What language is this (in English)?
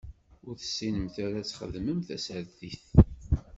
Kabyle